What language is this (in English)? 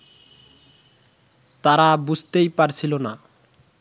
Bangla